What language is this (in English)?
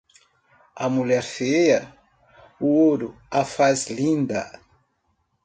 Portuguese